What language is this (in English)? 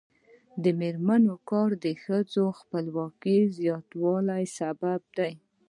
Pashto